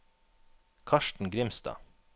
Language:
Norwegian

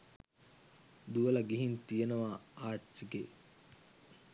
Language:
Sinhala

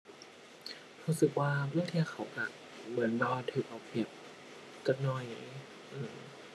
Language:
Thai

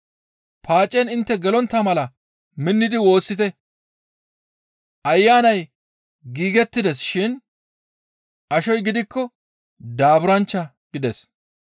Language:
Gamo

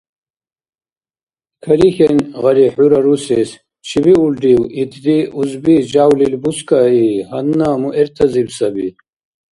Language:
Dargwa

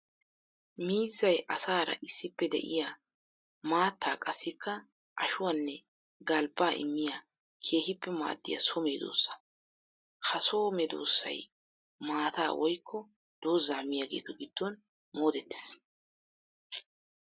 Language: Wolaytta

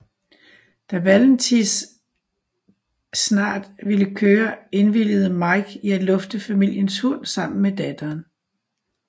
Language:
Danish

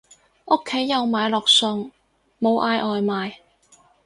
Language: Cantonese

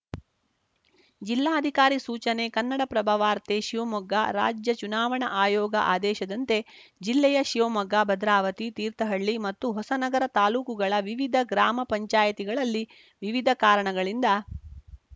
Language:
Kannada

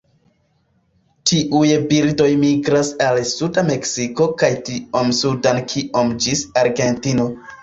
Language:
Esperanto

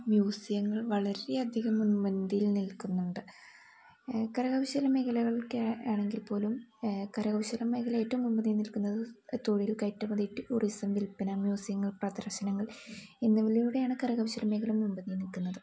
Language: Malayalam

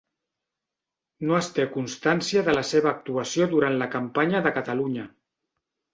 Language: Catalan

